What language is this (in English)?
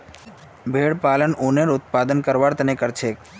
Magahi